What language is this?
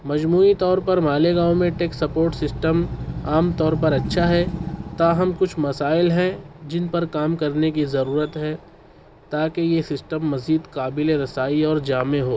Urdu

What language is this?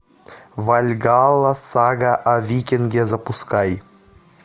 Russian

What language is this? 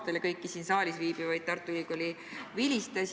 Estonian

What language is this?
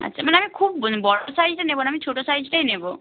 Bangla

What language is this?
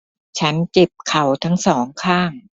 Thai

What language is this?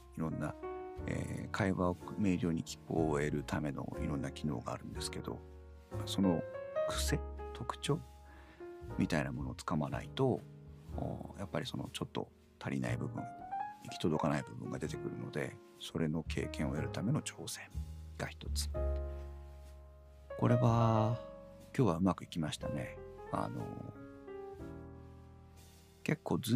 Japanese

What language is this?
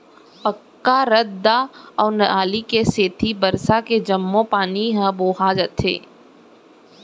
Chhattisgarhi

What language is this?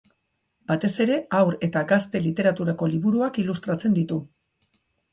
Basque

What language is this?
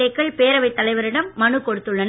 Tamil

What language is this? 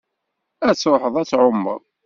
Kabyle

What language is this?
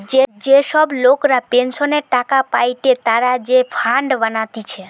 Bangla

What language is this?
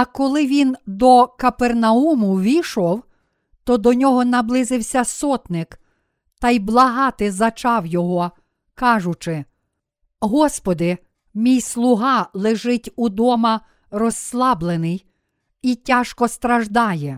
Ukrainian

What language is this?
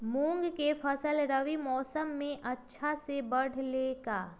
Magahi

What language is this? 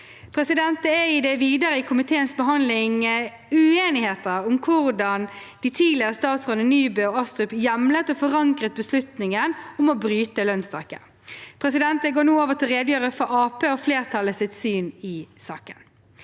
Norwegian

